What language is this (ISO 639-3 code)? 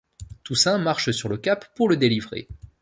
fra